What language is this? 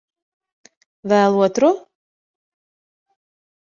Latvian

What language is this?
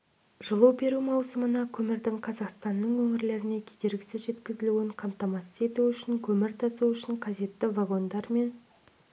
Kazakh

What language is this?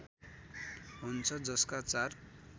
Nepali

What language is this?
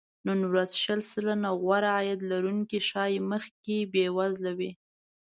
Pashto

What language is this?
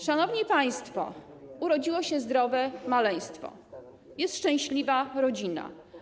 Polish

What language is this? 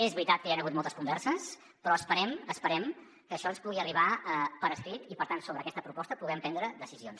Catalan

